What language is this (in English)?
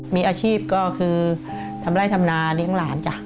Thai